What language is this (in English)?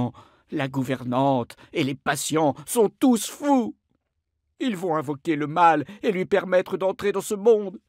French